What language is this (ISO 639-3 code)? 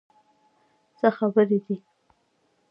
pus